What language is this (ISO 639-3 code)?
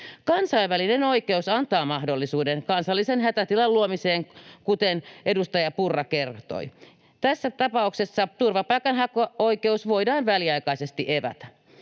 fin